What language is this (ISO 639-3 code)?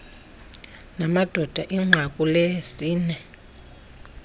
xho